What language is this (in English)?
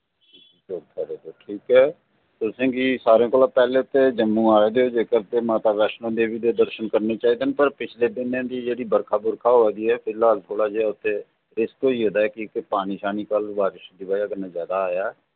Dogri